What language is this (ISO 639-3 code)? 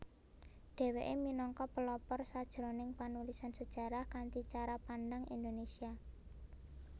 jav